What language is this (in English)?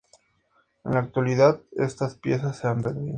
Spanish